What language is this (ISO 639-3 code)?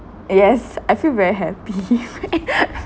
eng